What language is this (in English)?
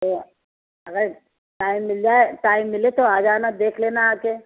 Urdu